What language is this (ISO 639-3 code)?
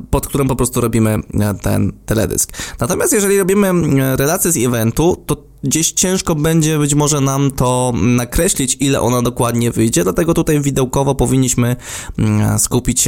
pol